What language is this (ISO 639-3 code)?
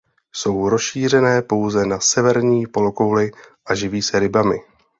ces